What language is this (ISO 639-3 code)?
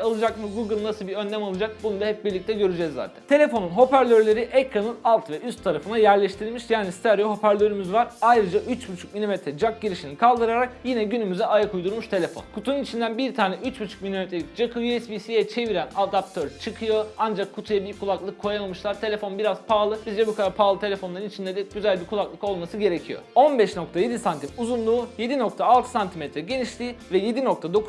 tur